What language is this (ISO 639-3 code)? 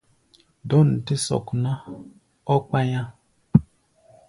gba